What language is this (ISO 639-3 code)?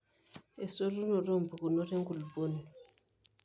mas